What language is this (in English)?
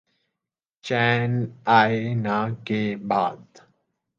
Urdu